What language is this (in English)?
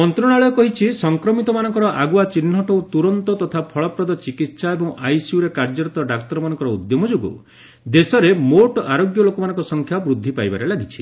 Odia